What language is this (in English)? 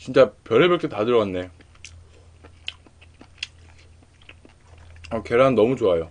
Korean